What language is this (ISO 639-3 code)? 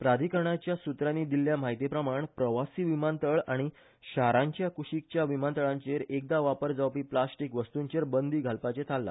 kok